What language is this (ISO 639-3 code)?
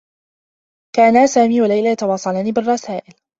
ara